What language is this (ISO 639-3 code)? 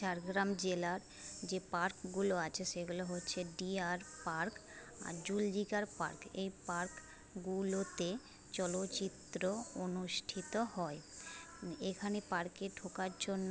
ben